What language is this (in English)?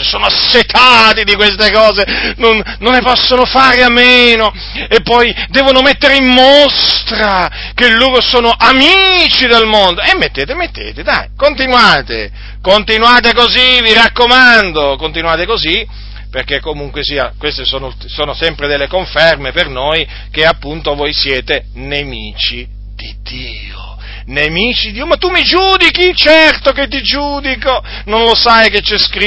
Italian